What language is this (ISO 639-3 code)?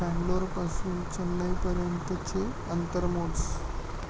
mar